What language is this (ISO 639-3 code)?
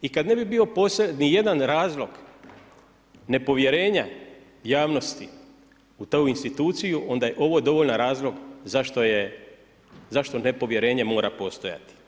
hrv